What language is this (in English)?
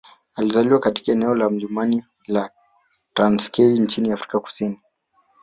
Swahili